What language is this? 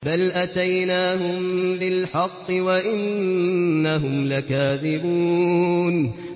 Arabic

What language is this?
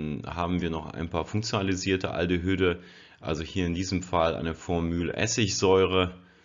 German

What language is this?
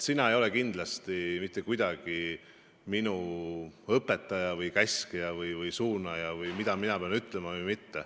Estonian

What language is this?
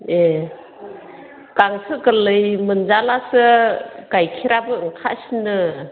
Bodo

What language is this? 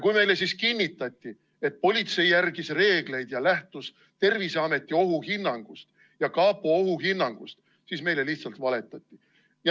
Estonian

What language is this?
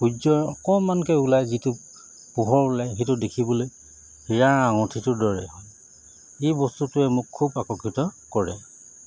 Assamese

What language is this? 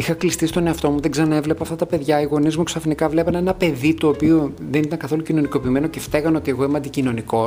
Greek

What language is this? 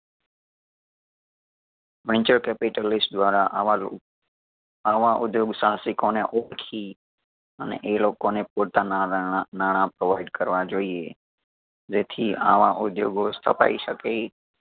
Gujarati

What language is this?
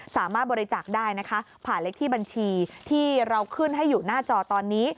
Thai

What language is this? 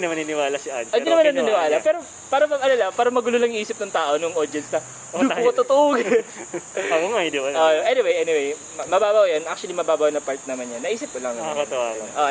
Filipino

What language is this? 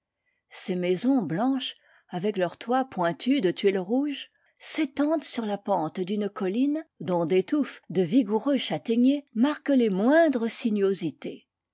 French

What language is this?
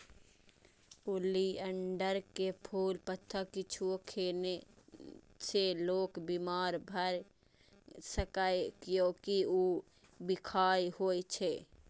Maithili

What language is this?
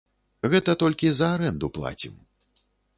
Belarusian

